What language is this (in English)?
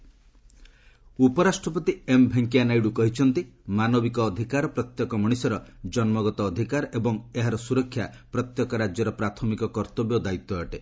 Odia